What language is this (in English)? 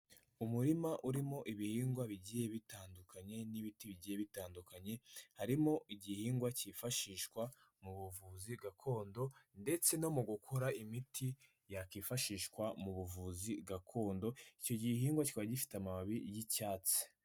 Kinyarwanda